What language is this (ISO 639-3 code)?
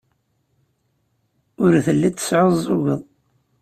kab